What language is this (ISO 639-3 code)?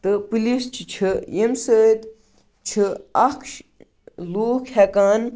kas